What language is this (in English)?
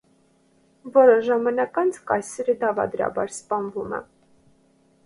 Armenian